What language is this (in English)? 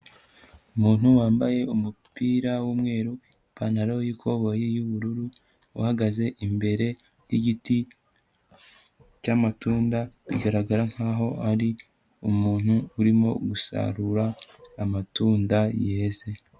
Kinyarwanda